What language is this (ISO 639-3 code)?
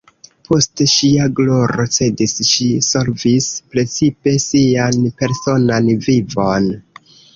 epo